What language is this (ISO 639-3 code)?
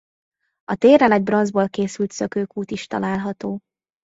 hun